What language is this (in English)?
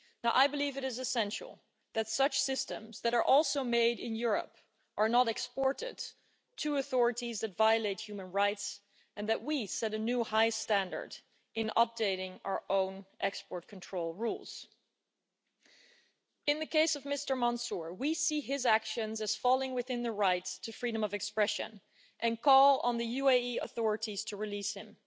English